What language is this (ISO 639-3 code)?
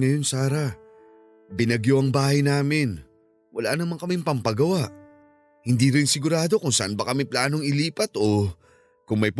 fil